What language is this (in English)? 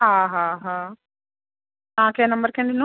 Sindhi